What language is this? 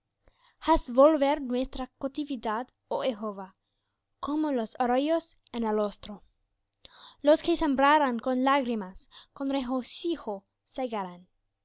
Spanish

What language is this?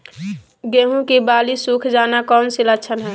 Magahi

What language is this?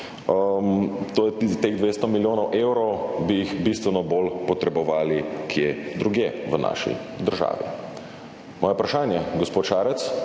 Slovenian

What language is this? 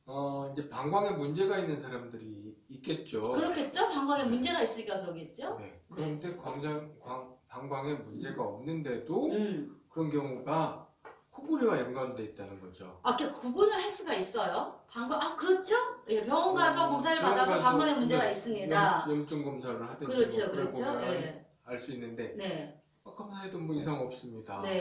Korean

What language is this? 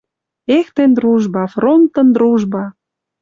Western Mari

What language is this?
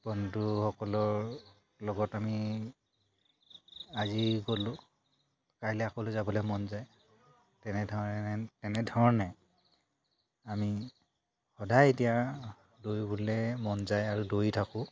Assamese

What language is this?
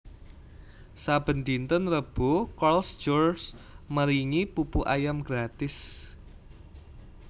Javanese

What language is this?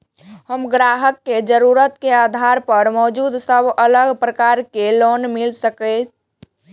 Maithili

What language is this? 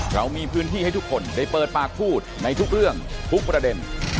Thai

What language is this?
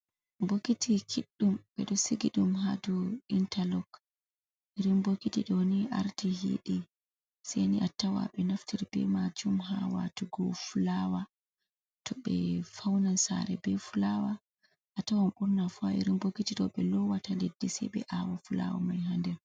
Fula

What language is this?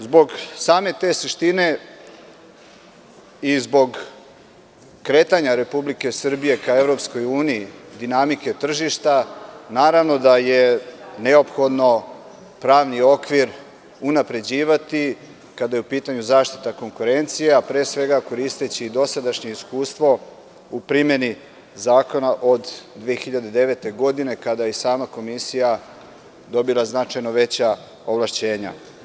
Serbian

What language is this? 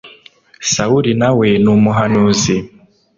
Kinyarwanda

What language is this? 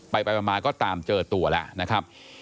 Thai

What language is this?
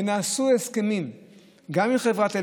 Hebrew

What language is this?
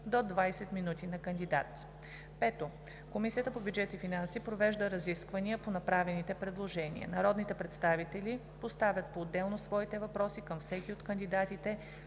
Bulgarian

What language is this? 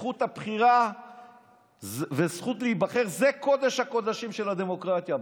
Hebrew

